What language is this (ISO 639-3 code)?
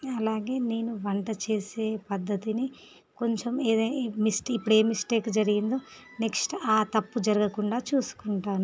tel